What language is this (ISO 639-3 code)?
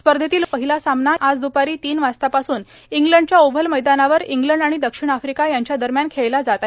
mar